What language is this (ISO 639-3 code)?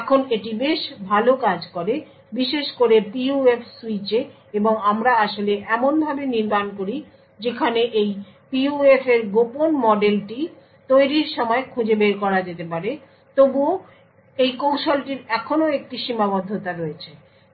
ben